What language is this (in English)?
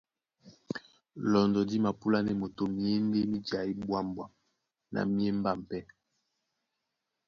Duala